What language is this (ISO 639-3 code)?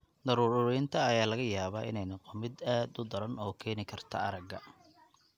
som